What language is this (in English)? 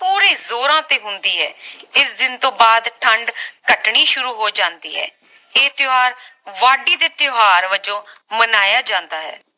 Punjabi